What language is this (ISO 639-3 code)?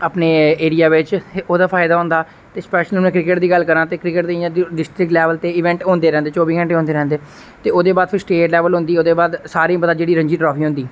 doi